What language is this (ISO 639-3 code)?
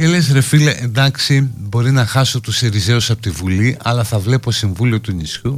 ell